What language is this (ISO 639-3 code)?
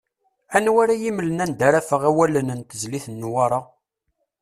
kab